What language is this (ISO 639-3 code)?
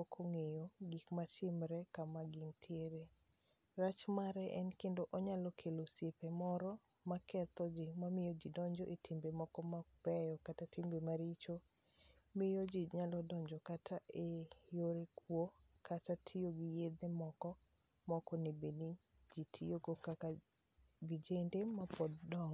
luo